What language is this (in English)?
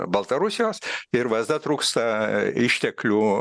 Lithuanian